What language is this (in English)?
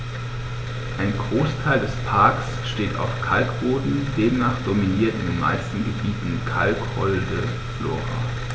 German